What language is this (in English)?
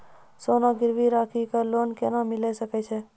Maithili